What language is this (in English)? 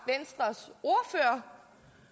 Danish